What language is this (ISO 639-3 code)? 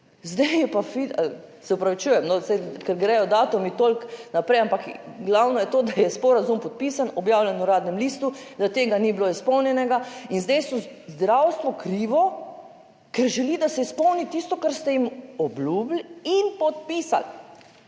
slv